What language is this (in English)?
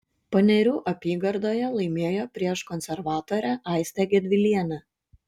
Lithuanian